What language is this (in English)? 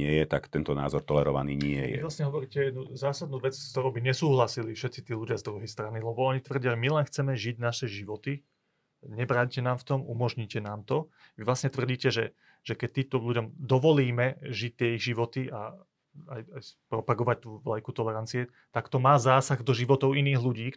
Slovak